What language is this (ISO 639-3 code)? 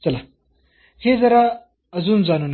mar